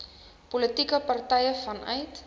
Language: Afrikaans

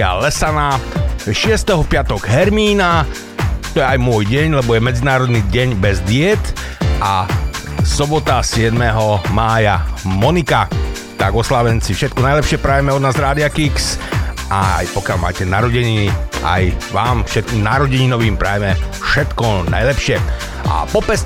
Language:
Slovak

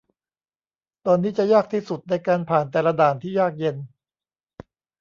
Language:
Thai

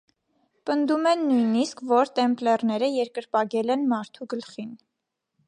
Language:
Armenian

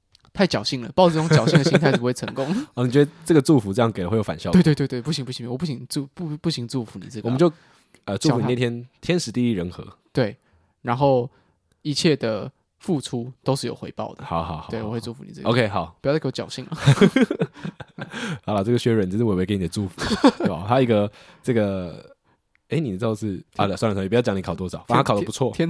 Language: Chinese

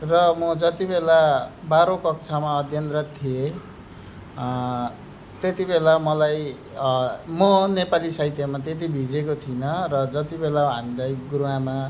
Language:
Nepali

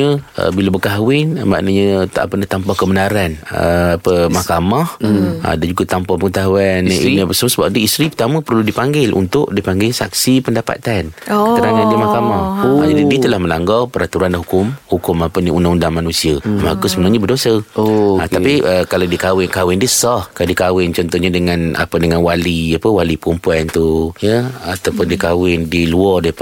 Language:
Malay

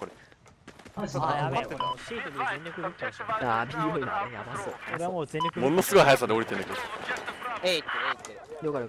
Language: Japanese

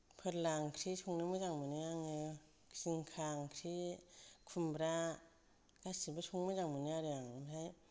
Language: Bodo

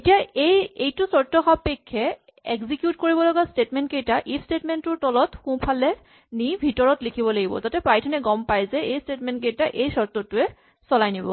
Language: Assamese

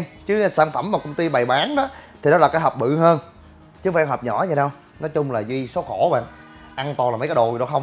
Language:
Vietnamese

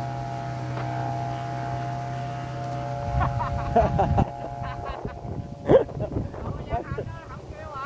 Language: Vietnamese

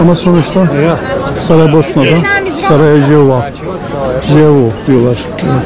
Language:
Turkish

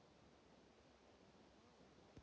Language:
Russian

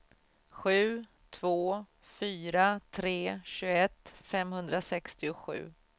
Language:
Swedish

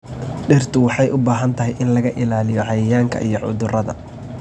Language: Somali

